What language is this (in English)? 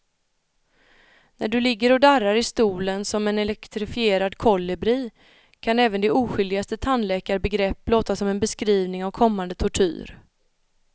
Swedish